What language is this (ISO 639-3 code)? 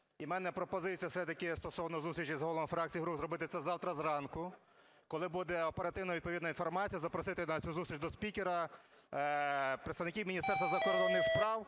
ukr